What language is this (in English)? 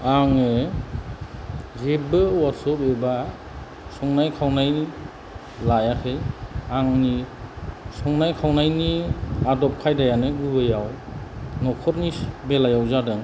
Bodo